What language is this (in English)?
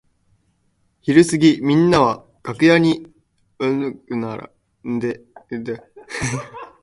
Japanese